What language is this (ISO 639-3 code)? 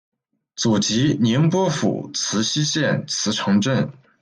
zho